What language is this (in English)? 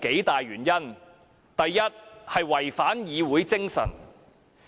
Cantonese